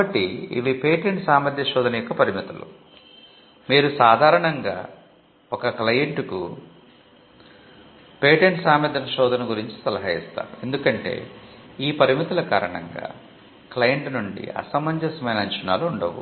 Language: Telugu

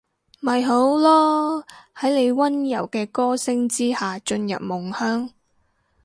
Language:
Cantonese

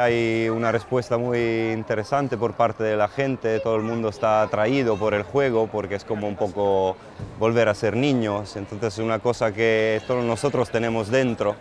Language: Spanish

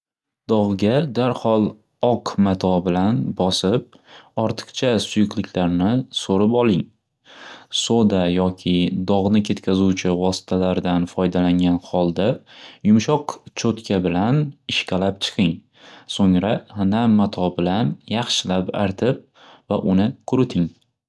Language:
Uzbek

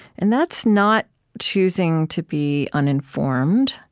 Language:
English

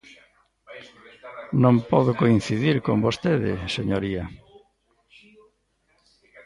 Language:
Galician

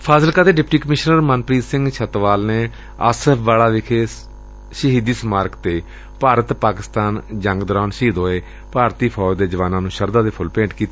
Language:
Punjabi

